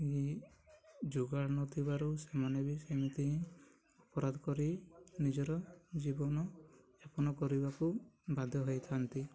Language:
Odia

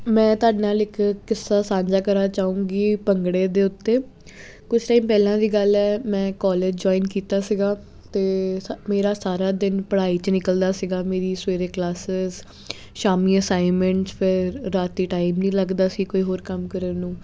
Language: Punjabi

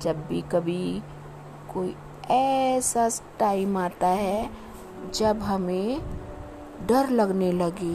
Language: Hindi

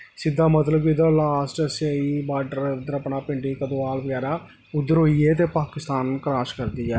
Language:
Dogri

